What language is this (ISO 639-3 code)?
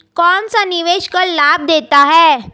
hin